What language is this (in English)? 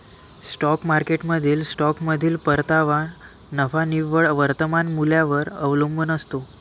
Marathi